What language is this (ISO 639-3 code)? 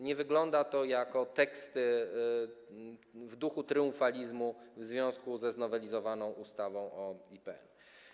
pol